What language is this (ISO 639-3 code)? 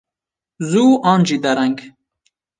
kur